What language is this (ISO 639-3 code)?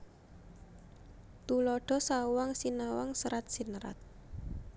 jav